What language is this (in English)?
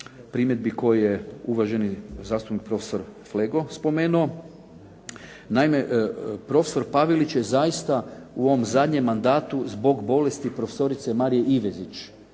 Croatian